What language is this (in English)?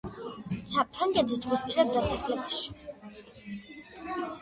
Georgian